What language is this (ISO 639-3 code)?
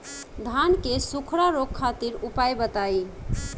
bho